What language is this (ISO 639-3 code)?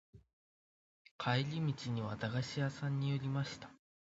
jpn